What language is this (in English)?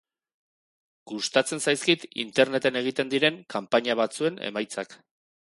Basque